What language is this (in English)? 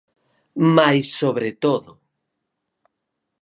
Galician